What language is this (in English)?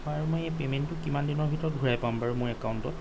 Assamese